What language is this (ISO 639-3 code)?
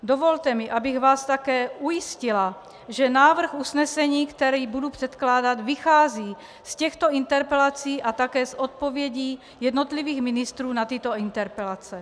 ces